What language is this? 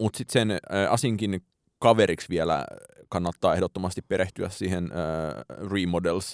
Finnish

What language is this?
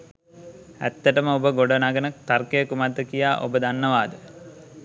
Sinhala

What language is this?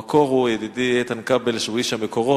Hebrew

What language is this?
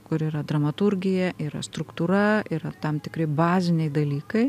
Lithuanian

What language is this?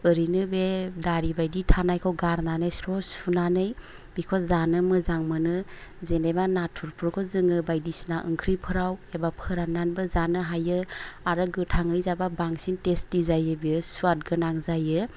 Bodo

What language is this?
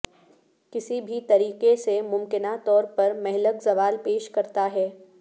Urdu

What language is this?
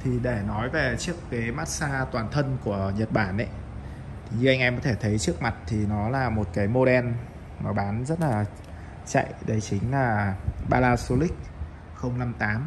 Vietnamese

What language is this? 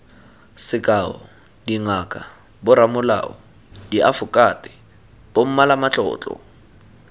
Tswana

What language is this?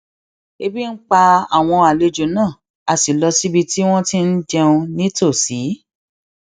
Yoruba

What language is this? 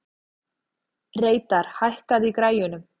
Icelandic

